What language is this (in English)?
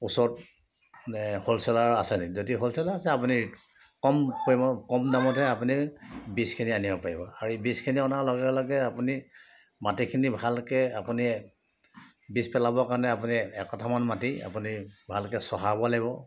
Assamese